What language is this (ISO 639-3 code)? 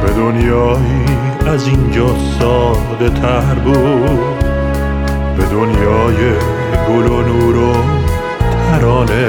fas